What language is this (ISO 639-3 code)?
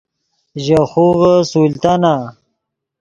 ydg